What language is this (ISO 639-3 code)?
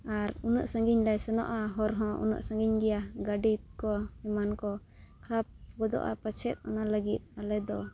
sat